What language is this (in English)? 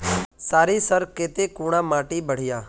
Magahi